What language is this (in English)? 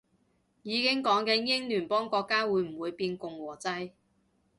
Cantonese